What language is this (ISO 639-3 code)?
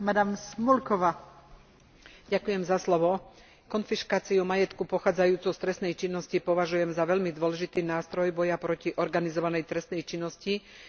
slk